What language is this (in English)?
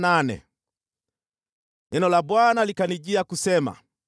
Swahili